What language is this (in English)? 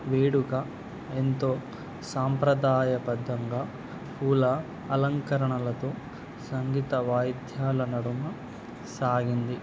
Telugu